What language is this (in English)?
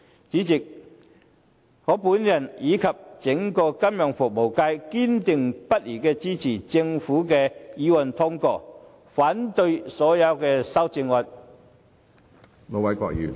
Cantonese